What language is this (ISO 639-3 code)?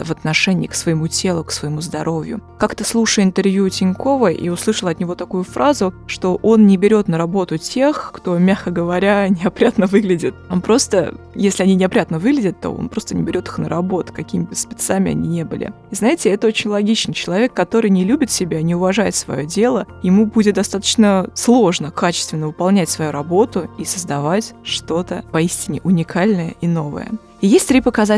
rus